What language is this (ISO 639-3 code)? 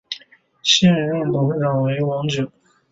zho